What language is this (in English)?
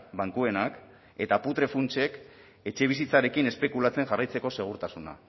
Basque